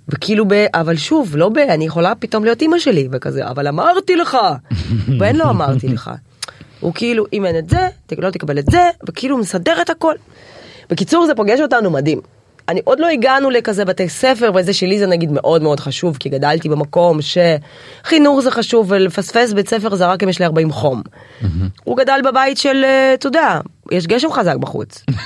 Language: Hebrew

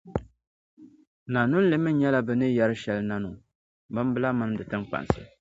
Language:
Dagbani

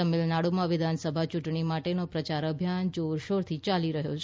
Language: Gujarati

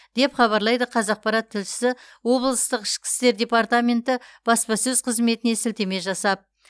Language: Kazakh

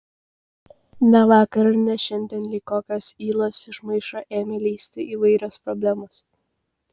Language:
Lithuanian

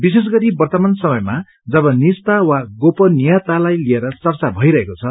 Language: Nepali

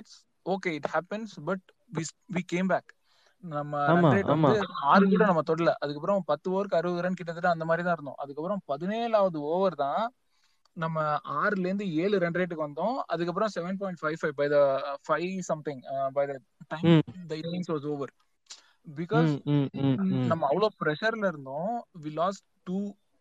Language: Tamil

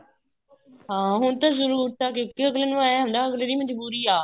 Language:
Punjabi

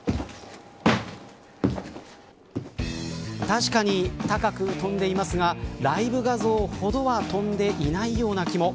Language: Japanese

